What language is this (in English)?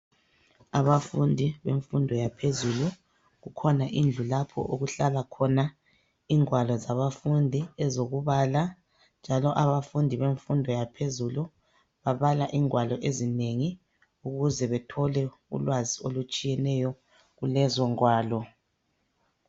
North Ndebele